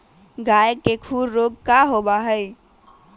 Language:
Magahi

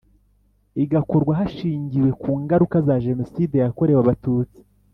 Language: Kinyarwanda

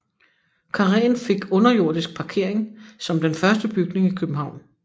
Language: Danish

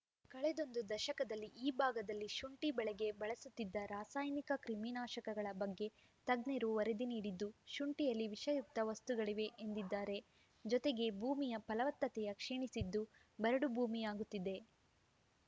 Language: Kannada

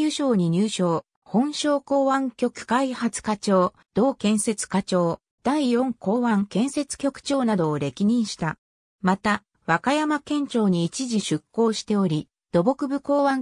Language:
Japanese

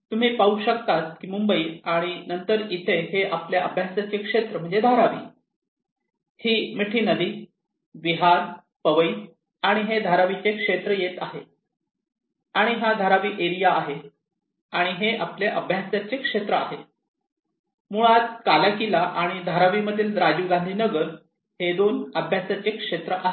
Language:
Marathi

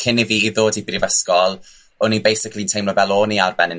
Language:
Welsh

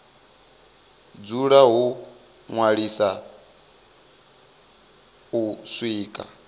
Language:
Venda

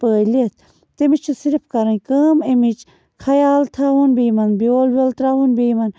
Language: Kashmiri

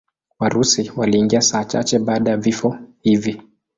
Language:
Swahili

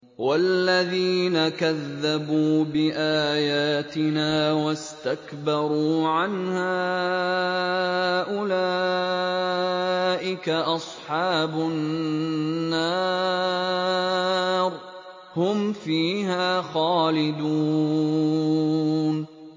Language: Arabic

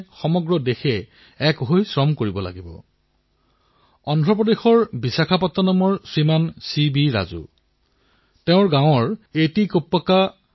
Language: Assamese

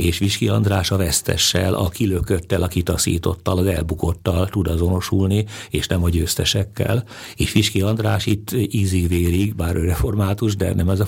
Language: Hungarian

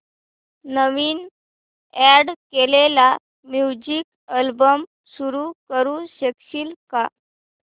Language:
Marathi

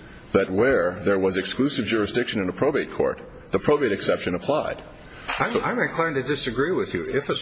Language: English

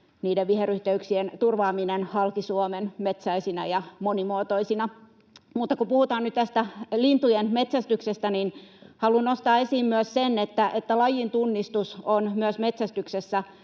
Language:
Finnish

